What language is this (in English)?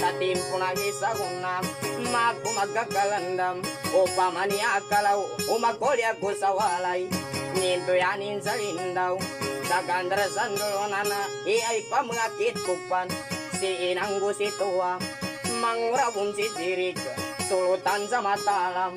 Indonesian